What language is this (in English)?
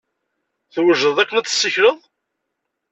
Kabyle